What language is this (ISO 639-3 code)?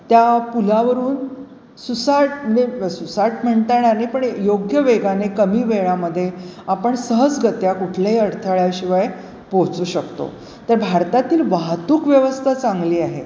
mar